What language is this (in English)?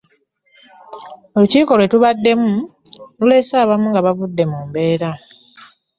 Ganda